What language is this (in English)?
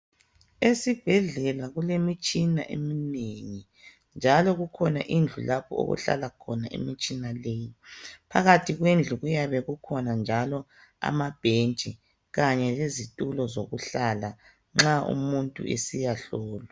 North Ndebele